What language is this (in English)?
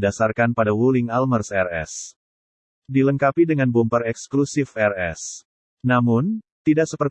Indonesian